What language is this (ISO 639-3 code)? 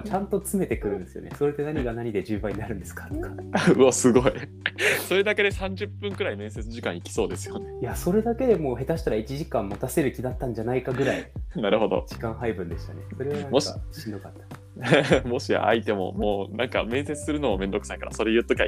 jpn